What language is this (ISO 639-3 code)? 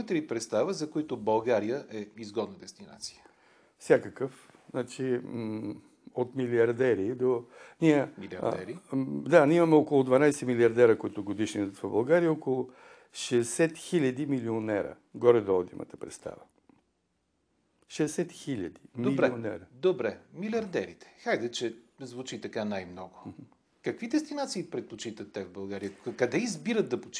bul